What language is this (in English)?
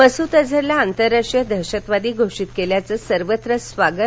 Marathi